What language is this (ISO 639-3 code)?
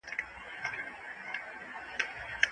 pus